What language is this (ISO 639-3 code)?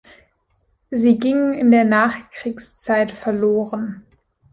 deu